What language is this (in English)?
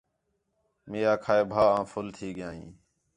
Khetrani